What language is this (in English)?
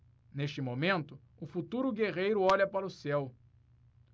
Portuguese